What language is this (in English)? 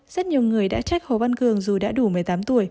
Vietnamese